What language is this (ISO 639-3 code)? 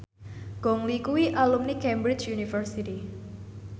jav